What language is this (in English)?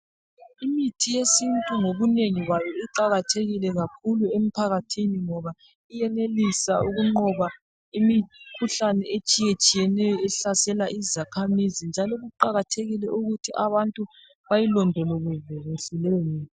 North Ndebele